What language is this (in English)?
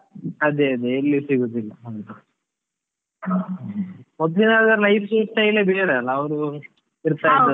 Kannada